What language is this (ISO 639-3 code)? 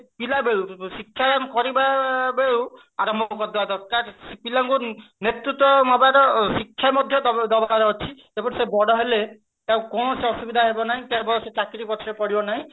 ori